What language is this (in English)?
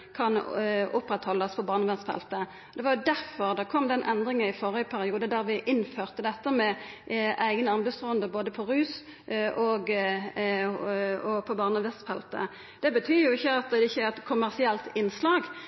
Norwegian Nynorsk